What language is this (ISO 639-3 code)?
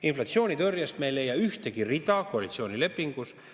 est